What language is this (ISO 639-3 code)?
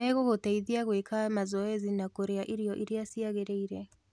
kik